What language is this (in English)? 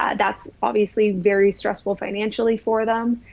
English